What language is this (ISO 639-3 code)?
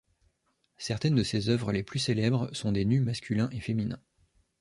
fra